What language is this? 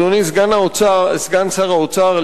Hebrew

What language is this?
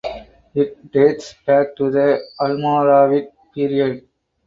English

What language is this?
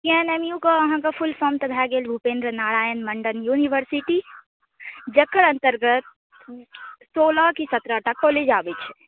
Maithili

